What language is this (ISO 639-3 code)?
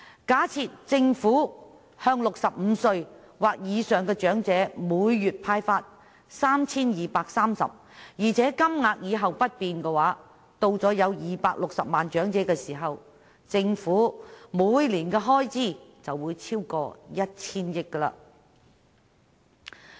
yue